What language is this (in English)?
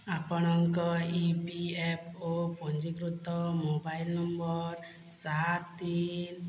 Odia